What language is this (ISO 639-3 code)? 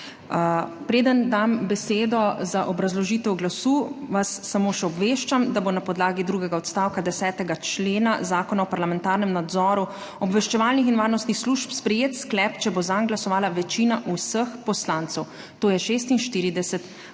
slv